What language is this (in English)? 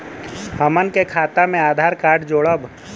Bhojpuri